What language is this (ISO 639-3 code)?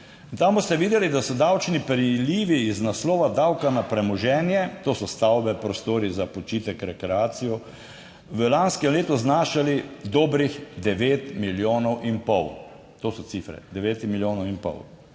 slv